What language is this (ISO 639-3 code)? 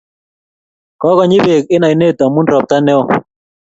kln